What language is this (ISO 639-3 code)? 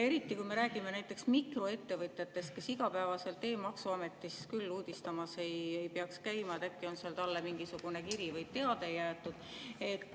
est